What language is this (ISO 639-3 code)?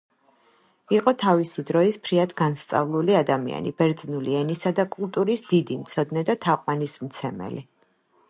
kat